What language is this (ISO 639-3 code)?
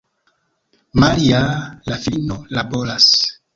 epo